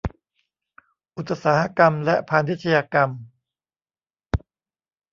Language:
Thai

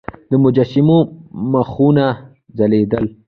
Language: Pashto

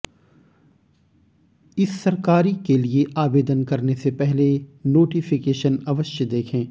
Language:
Hindi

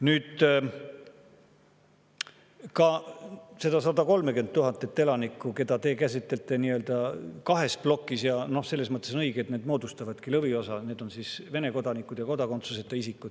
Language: Estonian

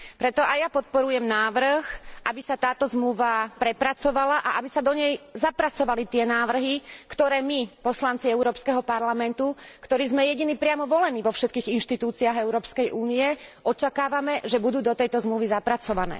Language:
Slovak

